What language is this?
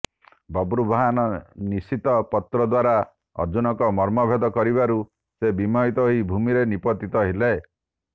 Odia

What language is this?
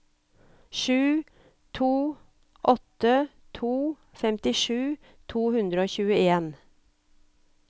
Norwegian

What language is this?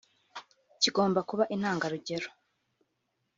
Kinyarwanda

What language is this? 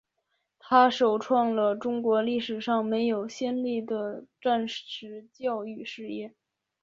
Chinese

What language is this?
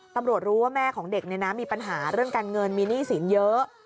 Thai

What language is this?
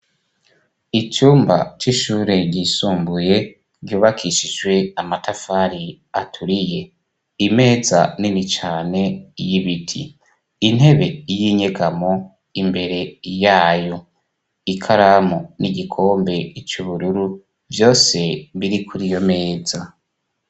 Rundi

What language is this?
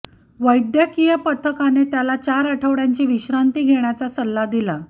Marathi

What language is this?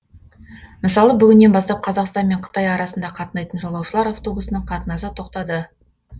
Kazakh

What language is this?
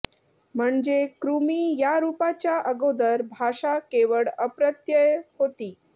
Marathi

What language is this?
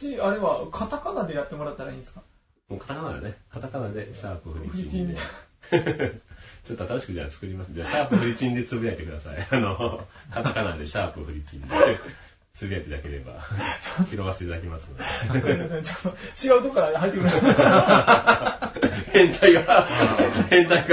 Japanese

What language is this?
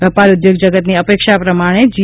Gujarati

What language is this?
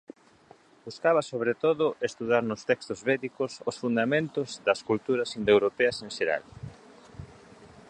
Galician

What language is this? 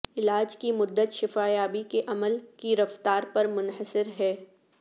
Urdu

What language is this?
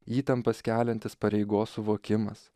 Lithuanian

